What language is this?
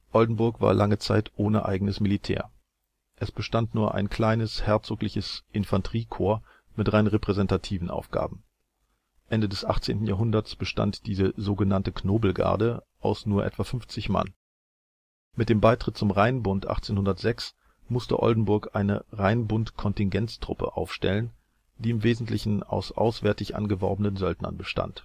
German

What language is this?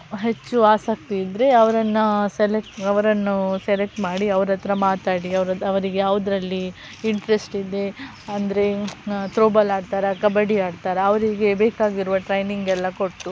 Kannada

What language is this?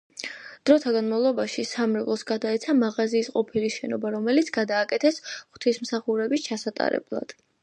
Georgian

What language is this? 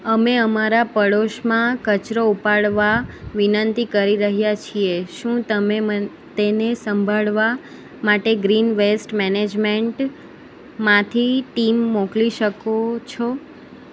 Gujarati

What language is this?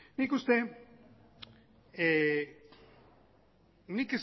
Basque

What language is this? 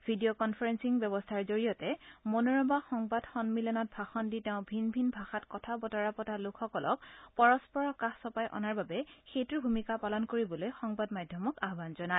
Assamese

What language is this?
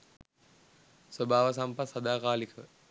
Sinhala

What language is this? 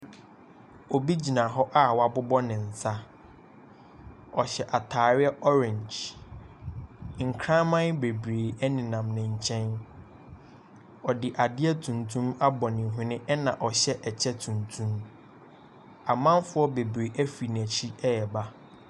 Akan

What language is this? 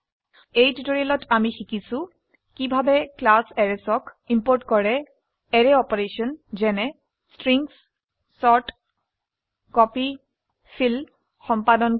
Assamese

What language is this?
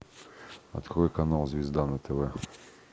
Russian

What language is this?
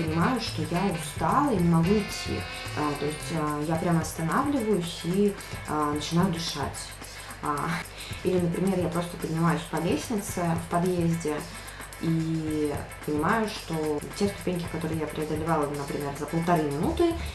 Russian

